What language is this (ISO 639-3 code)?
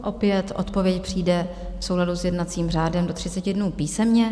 ces